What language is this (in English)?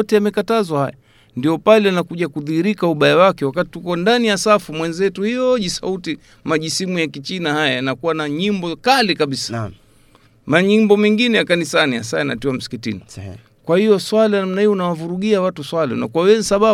Swahili